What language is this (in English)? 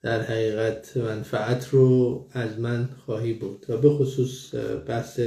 Persian